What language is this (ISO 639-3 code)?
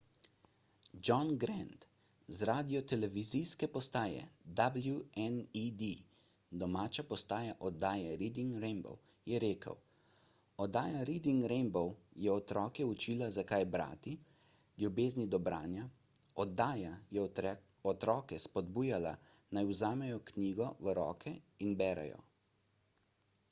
slv